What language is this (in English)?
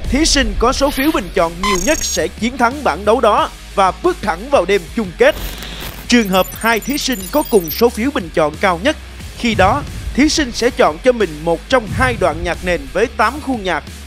Vietnamese